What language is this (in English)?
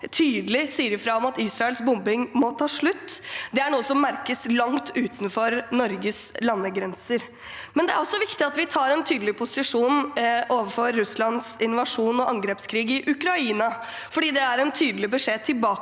Norwegian